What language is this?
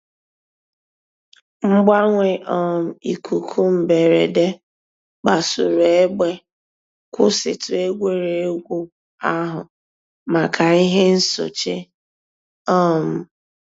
Igbo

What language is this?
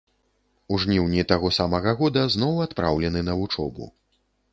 Belarusian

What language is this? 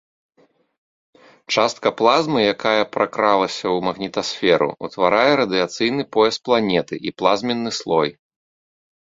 Belarusian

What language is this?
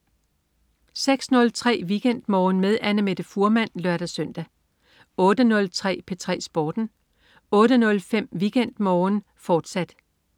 Danish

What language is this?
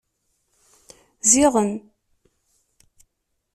Kabyle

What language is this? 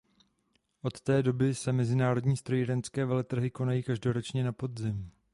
Czech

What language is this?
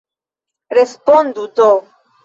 Esperanto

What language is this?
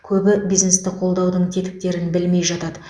Kazakh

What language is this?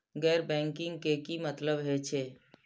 Maithili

